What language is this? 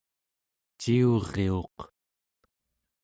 Central Yupik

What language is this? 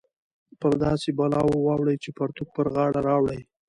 Pashto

